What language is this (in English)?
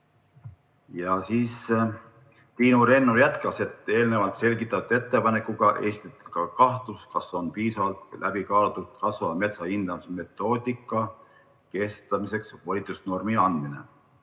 Estonian